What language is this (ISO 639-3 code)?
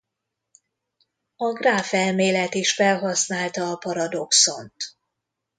hun